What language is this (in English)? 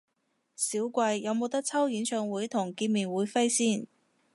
Cantonese